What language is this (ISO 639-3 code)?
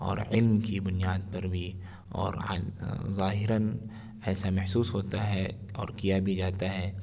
urd